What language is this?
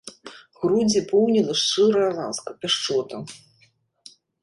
Belarusian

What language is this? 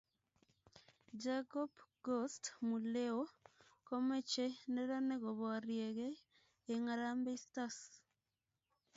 Kalenjin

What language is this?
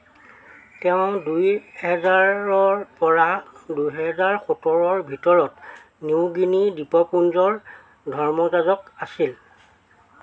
Assamese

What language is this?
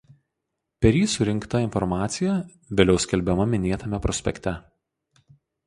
Lithuanian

